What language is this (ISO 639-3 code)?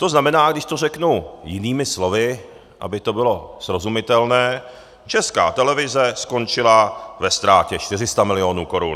ces